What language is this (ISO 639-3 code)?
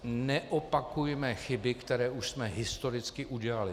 ces